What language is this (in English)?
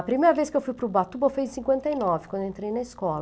Portuguese